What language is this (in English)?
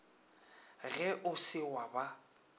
Northern Sotho